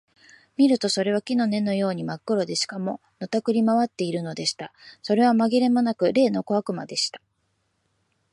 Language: Japanese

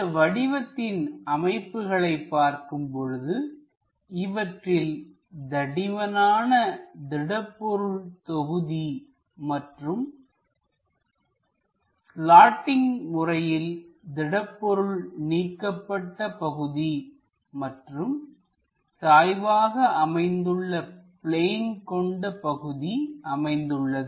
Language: Tamil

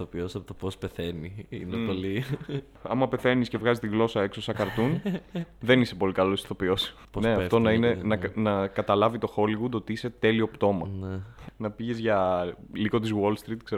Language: Greek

